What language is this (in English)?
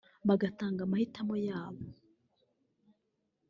Kinyarwanda